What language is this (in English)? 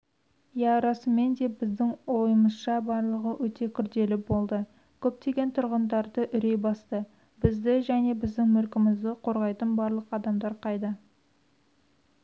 Kazakh